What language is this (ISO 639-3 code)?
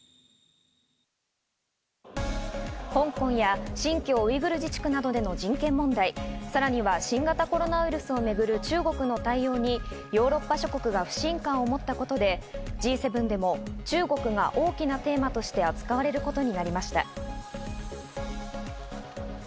jpn